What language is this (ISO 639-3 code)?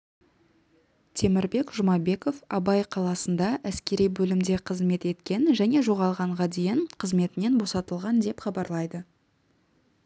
kaz